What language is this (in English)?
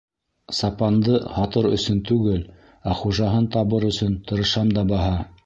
Bashkir